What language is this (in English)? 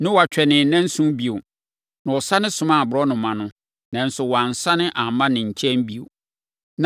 Akan